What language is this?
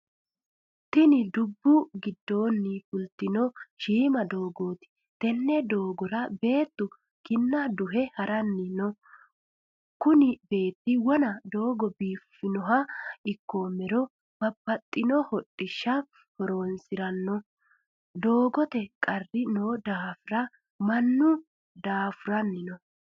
Sidamo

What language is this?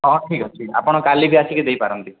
Odia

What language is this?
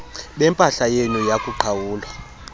Xhosa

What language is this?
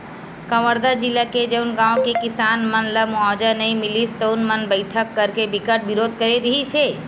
Chhattisgarhi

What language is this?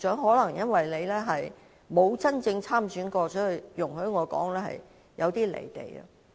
Cantonese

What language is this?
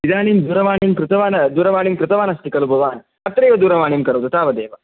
Sanskrit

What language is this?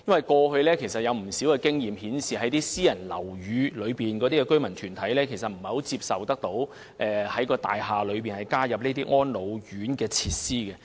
Cantonese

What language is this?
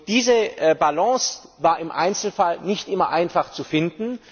German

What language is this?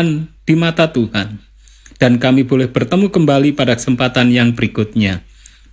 Indonesian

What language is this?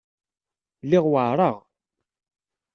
Kabyle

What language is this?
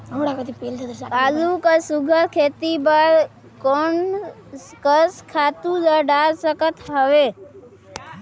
Chhattisgarhi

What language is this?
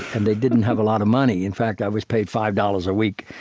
English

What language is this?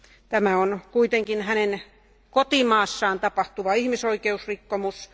Finnish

